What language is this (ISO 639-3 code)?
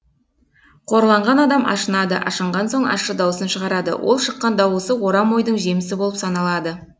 kaz